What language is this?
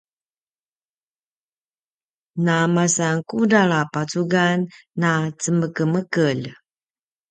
Paiwan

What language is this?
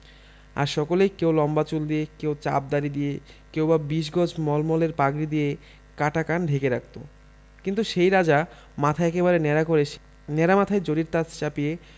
Bangla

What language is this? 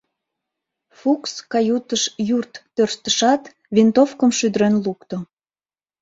Mari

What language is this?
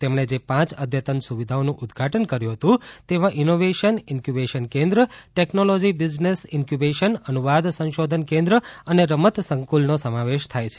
Gujarati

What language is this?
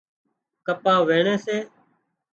Wadiyara Koli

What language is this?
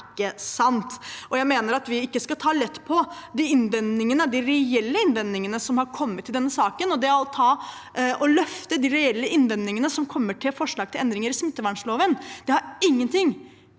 Norwegian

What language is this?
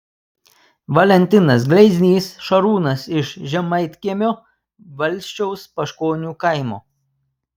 Lithuanian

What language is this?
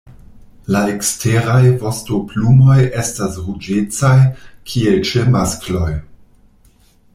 Esperanto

